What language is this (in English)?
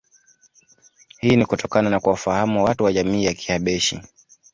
Swahili